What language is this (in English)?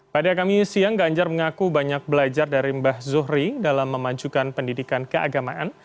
Indonesian